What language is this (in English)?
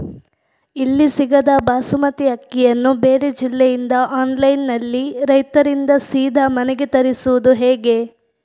Kannada